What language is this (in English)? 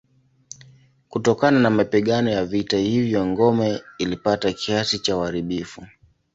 Swahili